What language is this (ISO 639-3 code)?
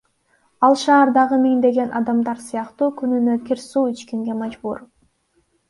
kir